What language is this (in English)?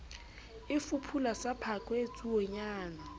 Southern Sotho